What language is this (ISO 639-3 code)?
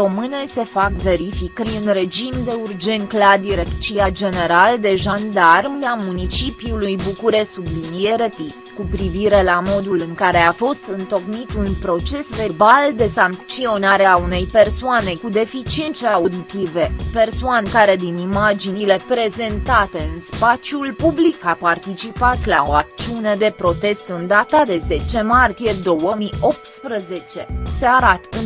ron